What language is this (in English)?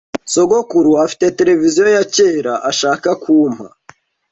Kinyarwanda